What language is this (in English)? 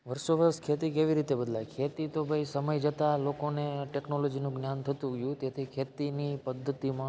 Gujarati